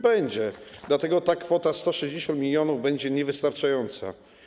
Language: Polish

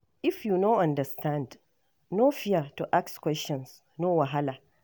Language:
Nigerian Pidgin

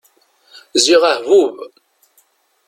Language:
Kabyle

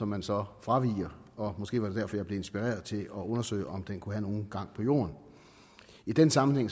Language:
Danish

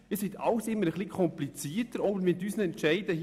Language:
Swiss German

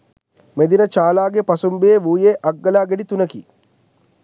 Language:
Sinhala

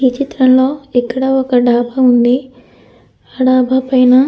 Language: Telugu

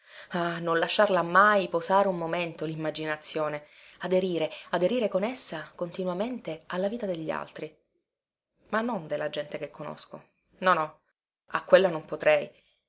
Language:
Italian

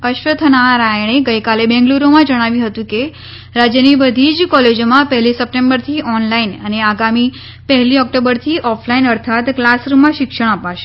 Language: Gujarati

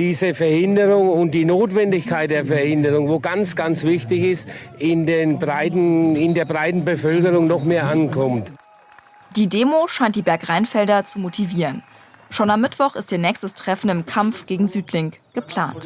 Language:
German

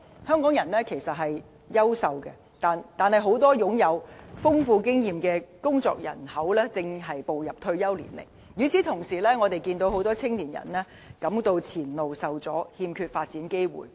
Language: Cantonese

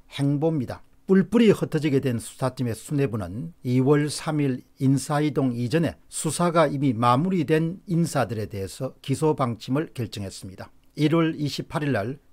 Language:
Korean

